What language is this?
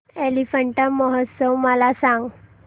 Marathi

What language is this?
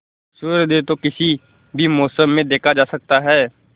Hindi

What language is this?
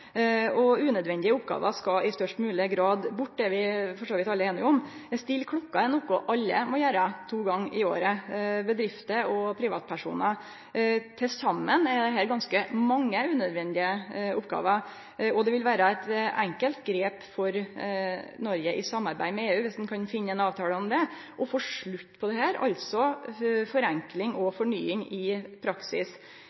Norwegian Nynorsk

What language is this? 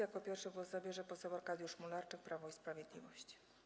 Polish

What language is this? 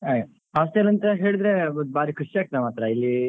Kannada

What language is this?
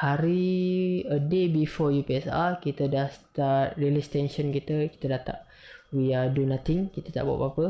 Malay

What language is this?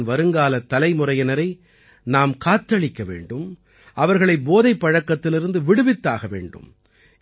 Tamil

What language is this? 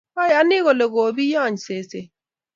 Kalenjin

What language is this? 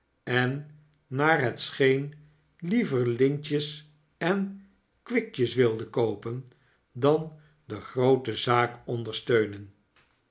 Dutch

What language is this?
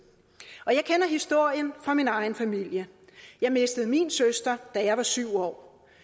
Danish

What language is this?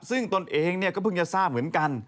Thai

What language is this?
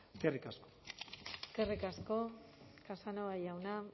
Basque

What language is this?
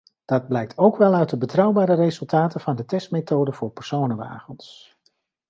Dutch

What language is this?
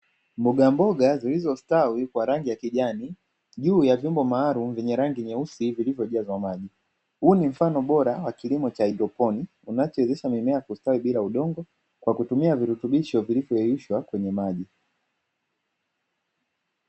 Swahili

